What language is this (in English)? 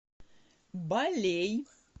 Russian